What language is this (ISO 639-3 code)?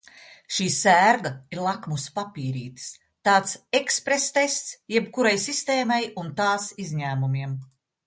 lav